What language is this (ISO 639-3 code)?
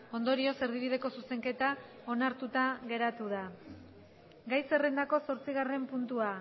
eus